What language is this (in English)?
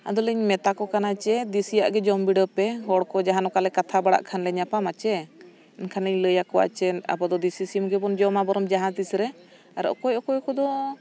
Santali